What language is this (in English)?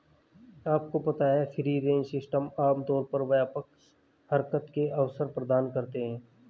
Hindi